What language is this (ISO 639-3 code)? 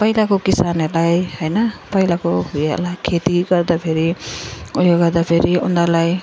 nep